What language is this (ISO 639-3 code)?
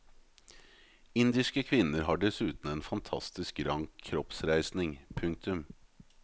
nor